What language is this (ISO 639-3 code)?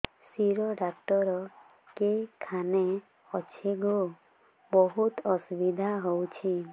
ori